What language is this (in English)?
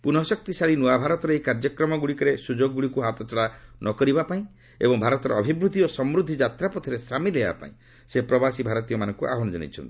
Odia